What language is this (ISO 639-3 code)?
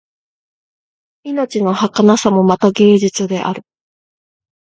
jpn